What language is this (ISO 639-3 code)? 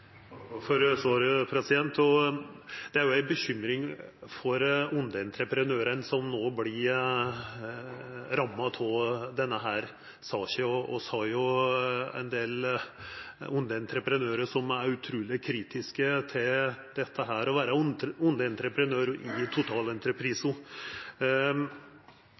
nor